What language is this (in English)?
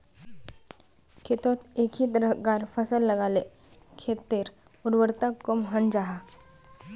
Magahi